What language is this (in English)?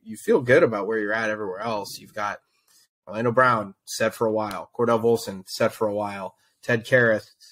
English